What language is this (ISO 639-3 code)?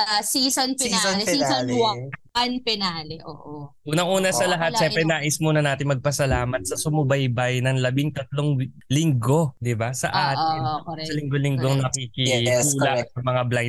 fil